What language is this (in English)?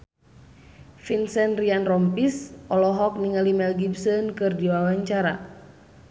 Sundanese